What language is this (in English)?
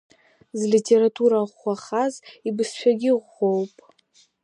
Abkhazian